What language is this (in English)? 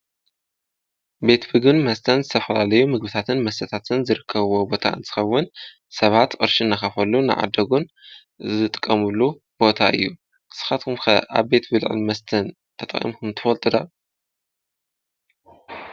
Tigrinya